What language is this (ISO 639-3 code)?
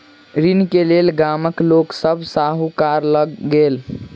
mai